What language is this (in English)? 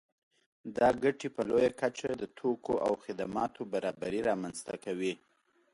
Pashto